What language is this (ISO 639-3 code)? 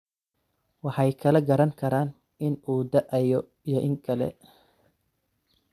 som